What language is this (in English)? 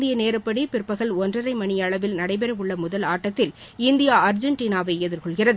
Tamil